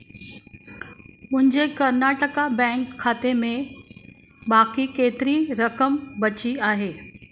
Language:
Sindhi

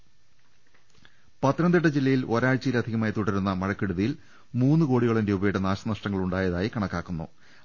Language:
Malayalam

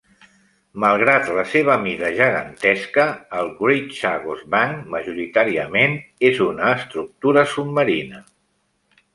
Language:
Catalan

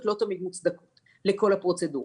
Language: Hebrew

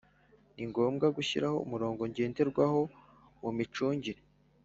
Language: Kinyarwanda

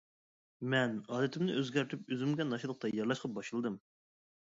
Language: Uyghur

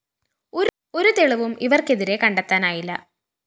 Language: Malayalam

